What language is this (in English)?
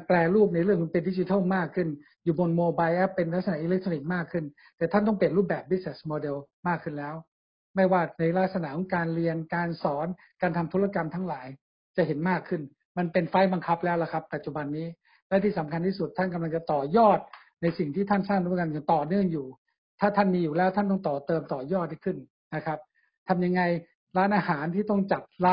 Thai